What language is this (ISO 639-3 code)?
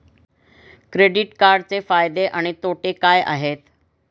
mar